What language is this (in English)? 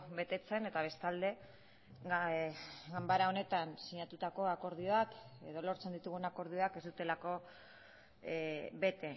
Basque